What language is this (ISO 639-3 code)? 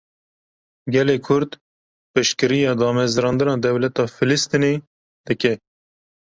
kur